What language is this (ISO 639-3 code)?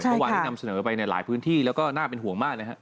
tha